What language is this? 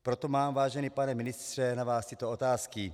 Czech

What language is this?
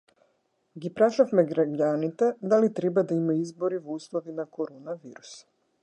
Macedonian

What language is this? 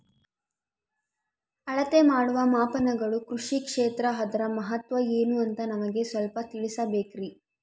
Kannada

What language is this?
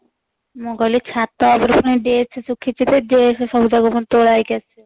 Odia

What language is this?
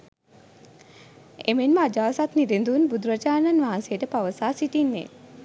Sinhala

